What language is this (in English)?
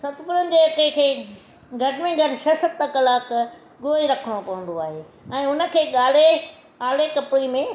Sindhi